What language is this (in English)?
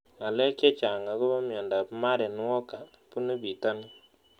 Kalenjin